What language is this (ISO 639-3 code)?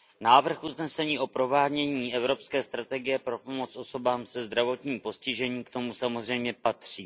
ces